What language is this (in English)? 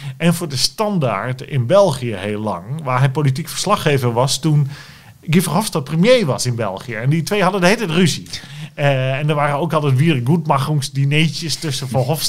Dutch